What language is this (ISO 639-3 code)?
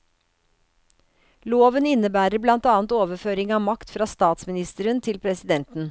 nor